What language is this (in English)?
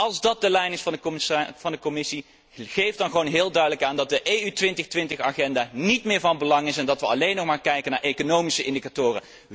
Dutch